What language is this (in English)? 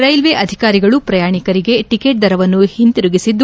Kannada